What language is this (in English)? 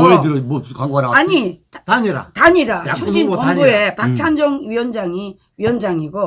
Korean